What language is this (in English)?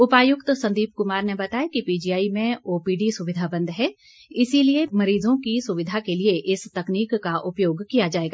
Hindi